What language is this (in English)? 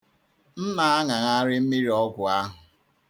Igbo